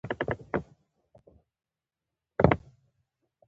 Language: Pashto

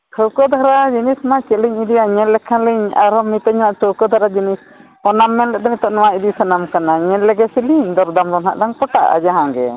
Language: Santali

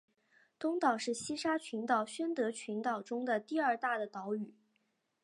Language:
Chinese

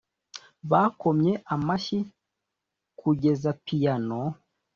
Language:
Kinyarwanda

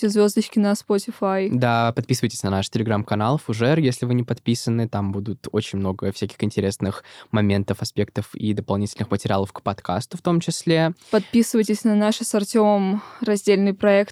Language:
Russian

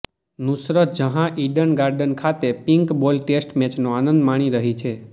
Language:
Gujarati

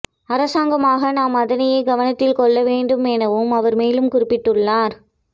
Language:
Tamil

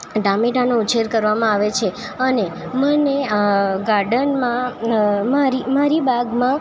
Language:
Gujarati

